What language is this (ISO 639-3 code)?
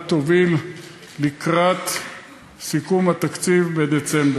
heb